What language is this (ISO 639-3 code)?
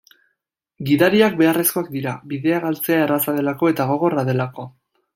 eus